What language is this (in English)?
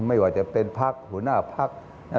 Thai